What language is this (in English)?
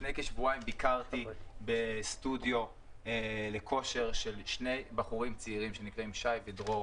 Hebrew